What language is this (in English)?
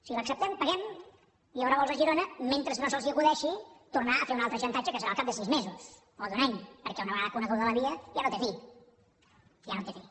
Catalan